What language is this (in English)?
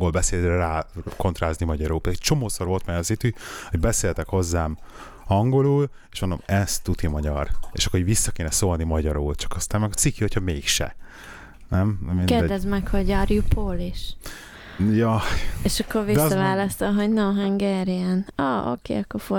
Hungarian